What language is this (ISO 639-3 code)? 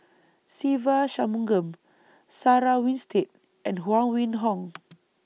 eng